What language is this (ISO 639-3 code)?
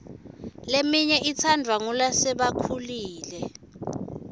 ssw